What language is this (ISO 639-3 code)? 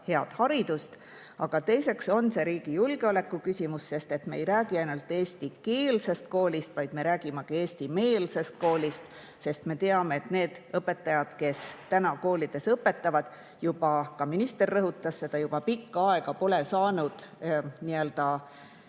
est